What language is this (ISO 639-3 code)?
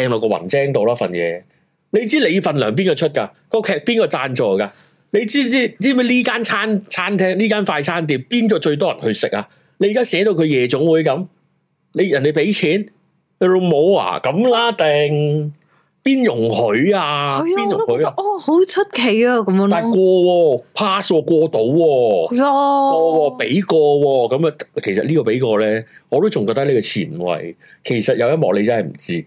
zho